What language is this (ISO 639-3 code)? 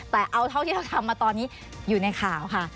tha